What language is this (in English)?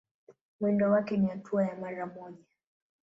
Swahili